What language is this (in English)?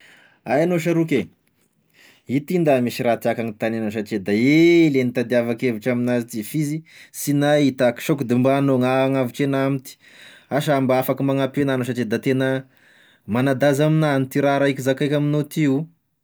Tesaka Malagasy